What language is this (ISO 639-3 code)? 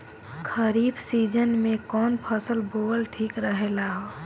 bho